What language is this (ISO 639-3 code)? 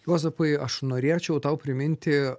lit